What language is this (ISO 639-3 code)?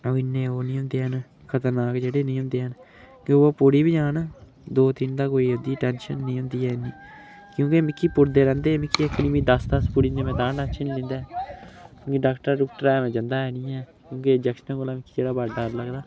doi